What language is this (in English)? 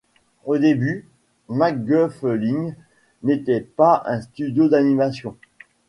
French